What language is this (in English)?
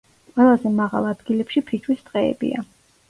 Georgian